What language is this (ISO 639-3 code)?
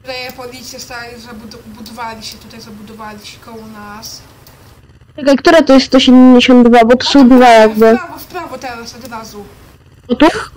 pol